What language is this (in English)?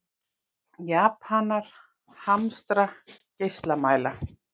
Icelandic